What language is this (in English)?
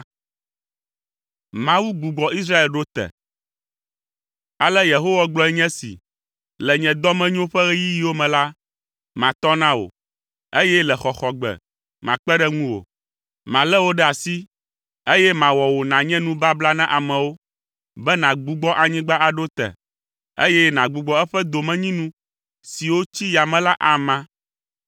Ewe